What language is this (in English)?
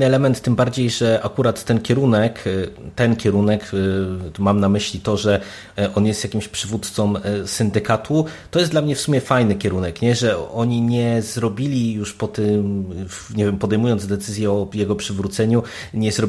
Polish